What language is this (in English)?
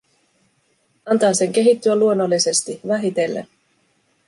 Finnish